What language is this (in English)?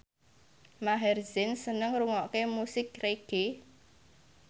Javanese